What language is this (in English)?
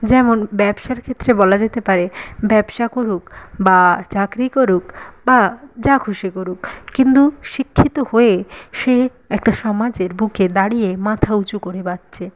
Bangla